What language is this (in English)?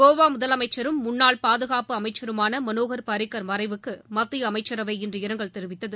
Tamil